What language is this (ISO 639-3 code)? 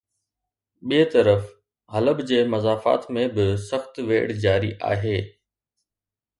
snd